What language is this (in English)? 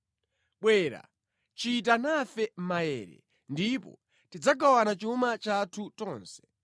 Nyanja